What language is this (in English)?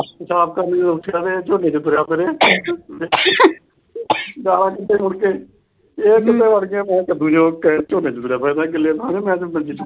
Punjabi